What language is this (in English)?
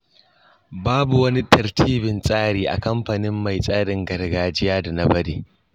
Hausa